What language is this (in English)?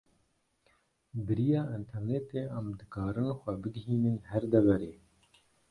Kurdish